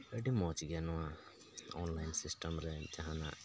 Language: Santali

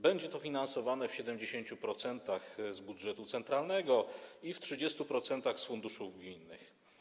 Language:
Polish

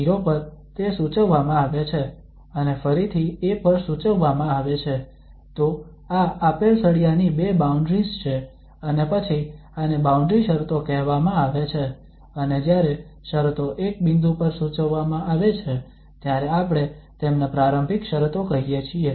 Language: Gujarati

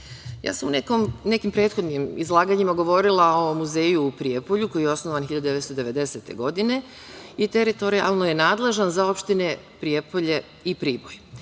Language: Serbian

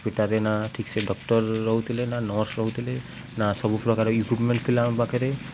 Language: Odia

